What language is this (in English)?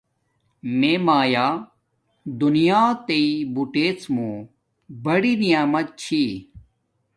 Domaaki